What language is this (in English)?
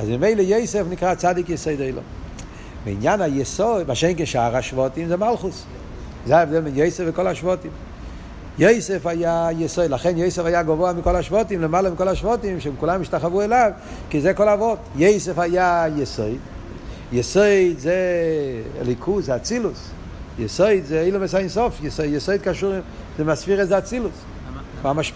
Hebrew